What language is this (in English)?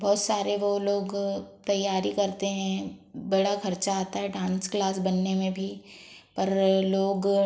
Hindi